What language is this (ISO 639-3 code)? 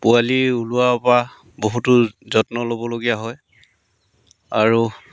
asm